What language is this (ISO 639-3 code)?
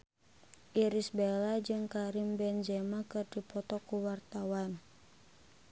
sun